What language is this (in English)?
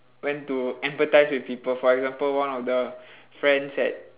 English